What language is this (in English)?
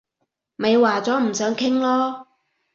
Cantonese